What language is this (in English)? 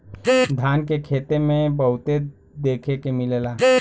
Bhojpuri